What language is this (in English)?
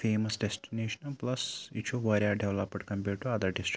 Kashmiri